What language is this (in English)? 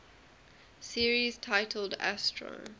English